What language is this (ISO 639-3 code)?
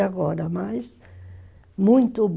por